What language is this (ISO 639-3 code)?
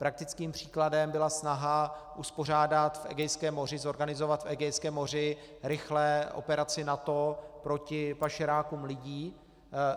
ces